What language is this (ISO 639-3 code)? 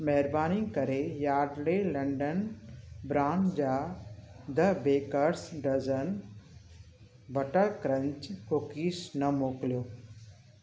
snd